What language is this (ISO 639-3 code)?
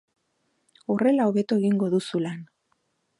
eus